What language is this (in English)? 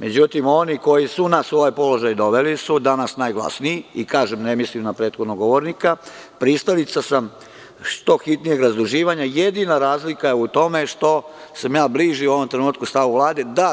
Serbian